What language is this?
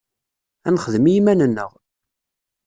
Kabyle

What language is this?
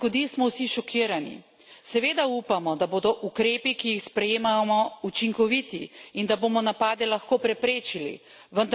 Slovenian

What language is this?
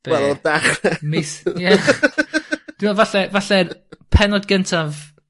Welsh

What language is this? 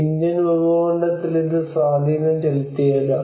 Malayalam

